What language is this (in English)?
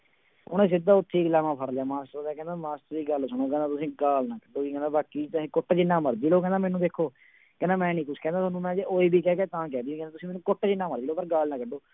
Punjabi